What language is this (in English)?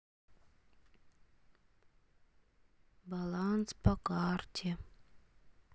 Russian